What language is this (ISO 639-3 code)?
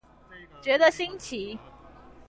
zho